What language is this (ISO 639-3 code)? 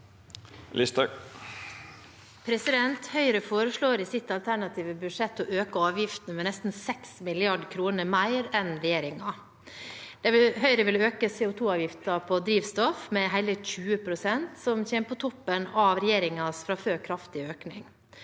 nor